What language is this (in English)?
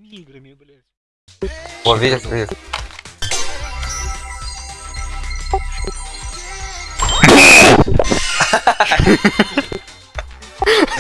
Russian